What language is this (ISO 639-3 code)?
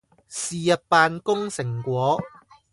yue